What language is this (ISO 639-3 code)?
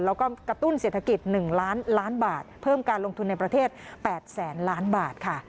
tha